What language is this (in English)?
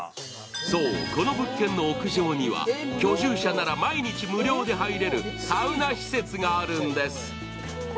Japanese